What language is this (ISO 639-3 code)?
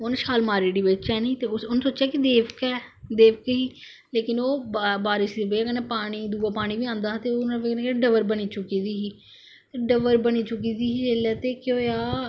doi